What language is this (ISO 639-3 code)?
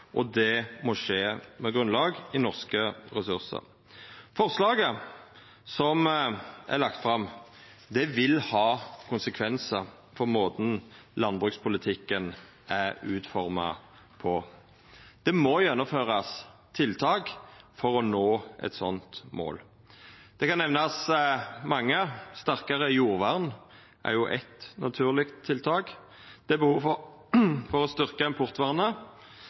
nno